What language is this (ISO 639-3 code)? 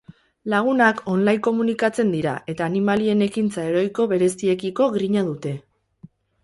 eus